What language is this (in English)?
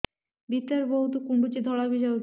Odia